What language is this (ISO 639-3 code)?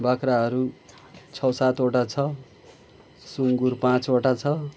nep